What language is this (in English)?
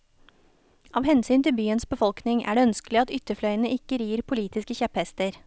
Norwegian